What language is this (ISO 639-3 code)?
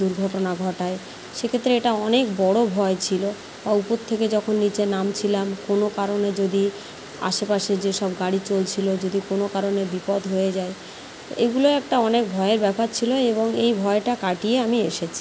ben